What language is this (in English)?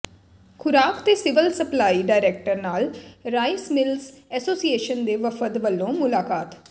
Punjabi